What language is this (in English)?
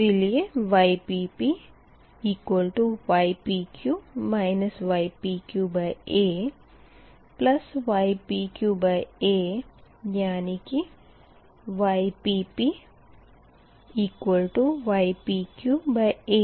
Hindi